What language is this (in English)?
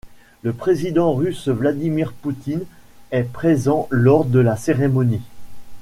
French